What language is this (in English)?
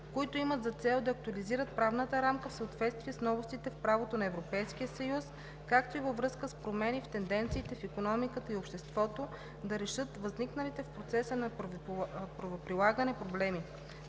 Bulgarian